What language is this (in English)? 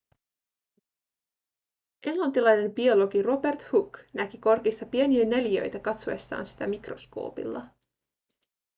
Finnish